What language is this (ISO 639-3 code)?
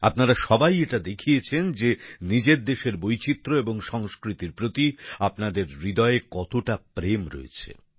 ben